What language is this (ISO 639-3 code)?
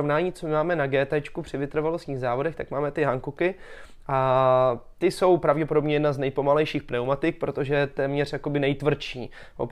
ces